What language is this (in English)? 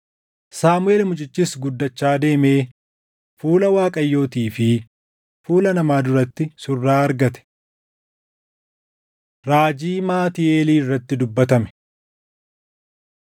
Oromo